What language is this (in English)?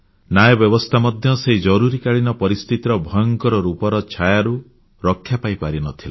Odia